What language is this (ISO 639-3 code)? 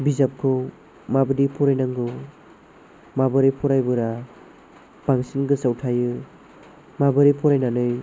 brx